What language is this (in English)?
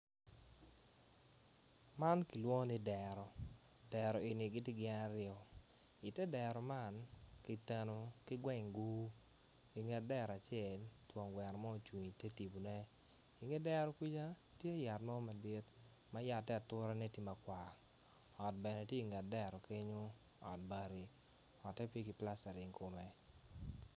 Acoli